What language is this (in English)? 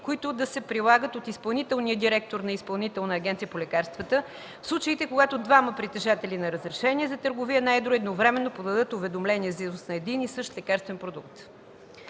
Bulgarian